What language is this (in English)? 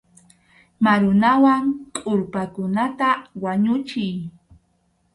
Arequipa-La Unión Quechua